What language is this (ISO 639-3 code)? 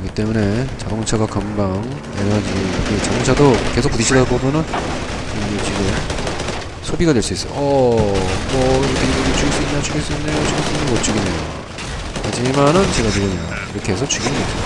kor